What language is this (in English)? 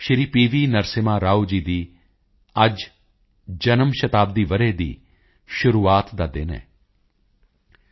Punjabi